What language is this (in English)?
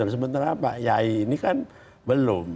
Indonesian